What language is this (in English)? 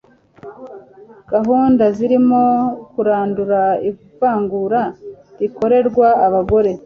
Kinyarwanda